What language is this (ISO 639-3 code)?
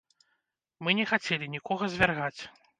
bel